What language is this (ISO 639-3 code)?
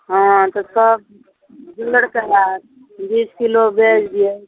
mai